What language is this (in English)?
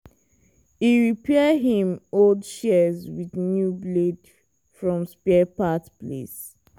Nigerian Pidgin